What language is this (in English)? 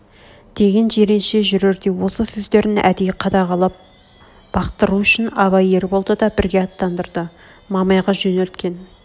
Kazakh